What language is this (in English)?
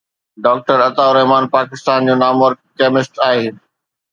Sindhi